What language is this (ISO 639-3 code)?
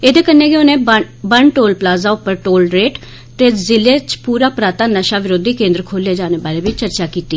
doi